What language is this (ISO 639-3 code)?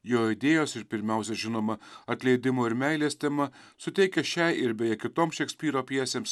lit